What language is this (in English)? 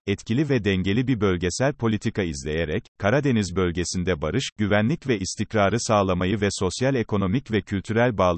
Turkish